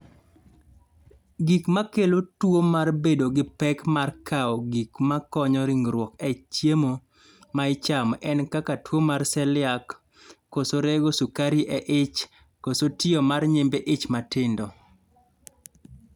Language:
Luo (Kenya and Tanzania)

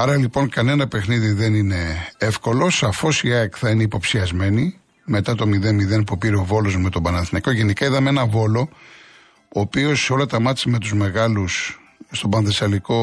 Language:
Greek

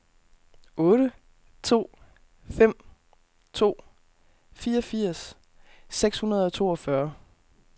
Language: Danish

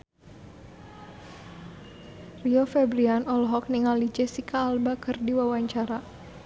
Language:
Sundanese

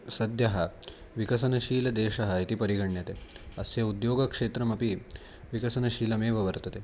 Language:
Sanskrit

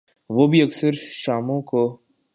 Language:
Urdu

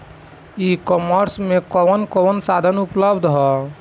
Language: Bhojpuri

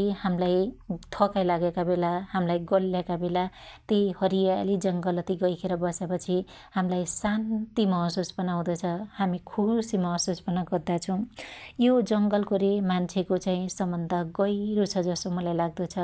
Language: Dotyali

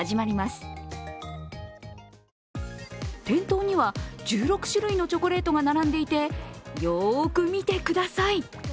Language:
Japanese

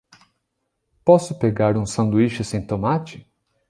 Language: Portuguese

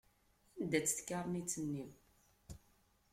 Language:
Kabyle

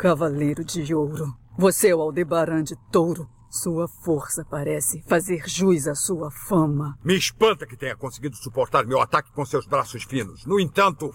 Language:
Portuguese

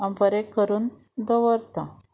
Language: Konkani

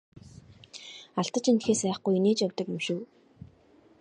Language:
Mongolian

